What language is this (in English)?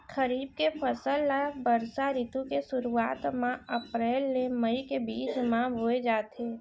Chhattisgarhi